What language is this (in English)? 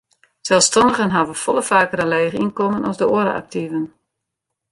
Western Frisian